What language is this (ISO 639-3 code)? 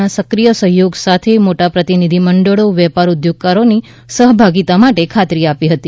guj